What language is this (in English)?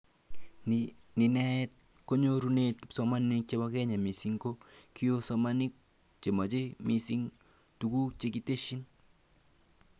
Kalenjin